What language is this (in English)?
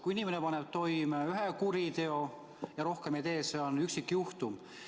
Estonian